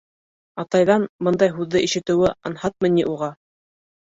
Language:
Bashkir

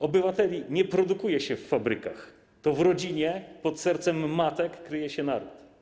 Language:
Polish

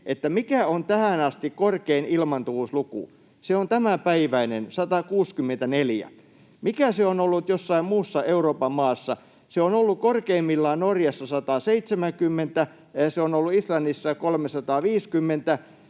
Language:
Finnish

